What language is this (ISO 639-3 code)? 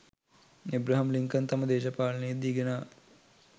sin